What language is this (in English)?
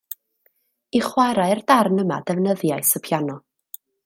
Welsh